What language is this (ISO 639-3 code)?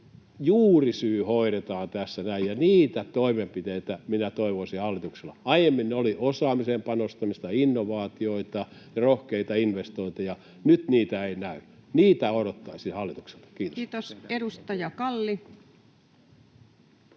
fin